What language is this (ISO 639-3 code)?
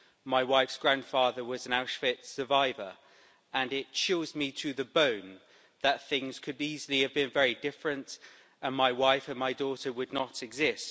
eng